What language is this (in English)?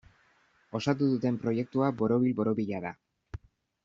Basque